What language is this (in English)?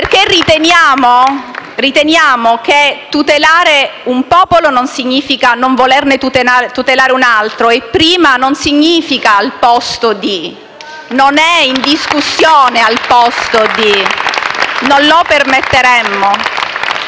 Italian